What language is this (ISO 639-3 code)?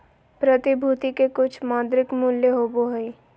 mag